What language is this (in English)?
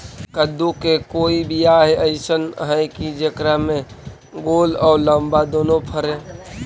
Magahi